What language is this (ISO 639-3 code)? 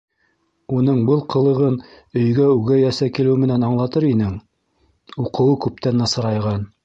bak